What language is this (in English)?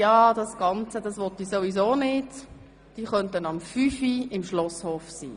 Swiss German